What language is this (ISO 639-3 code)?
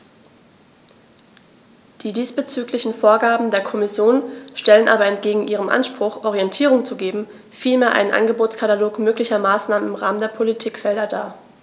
deu